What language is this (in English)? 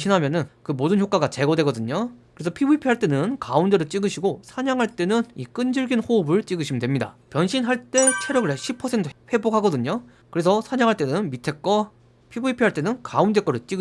Korean